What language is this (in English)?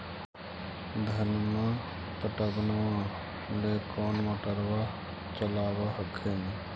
Magahi